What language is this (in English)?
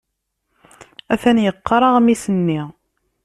Kabyle